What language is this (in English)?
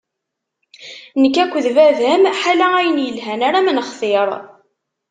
Kabyle